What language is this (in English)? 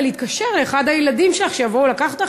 Hebrew